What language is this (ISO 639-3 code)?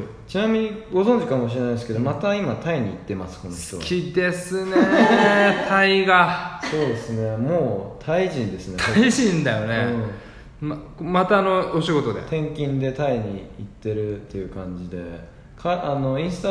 jpn